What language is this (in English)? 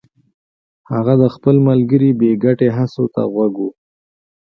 Pashto